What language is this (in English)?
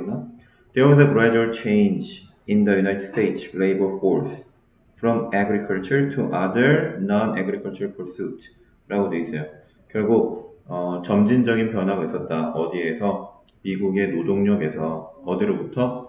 Korean